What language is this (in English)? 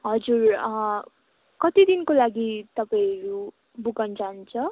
Nepali